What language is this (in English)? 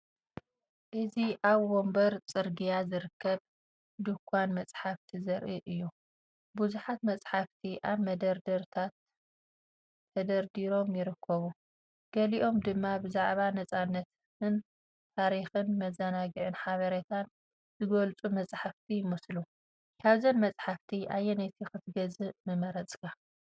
Tigrinya